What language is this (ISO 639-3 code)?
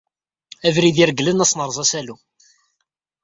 kab